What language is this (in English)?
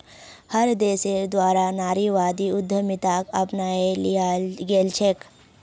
Magahi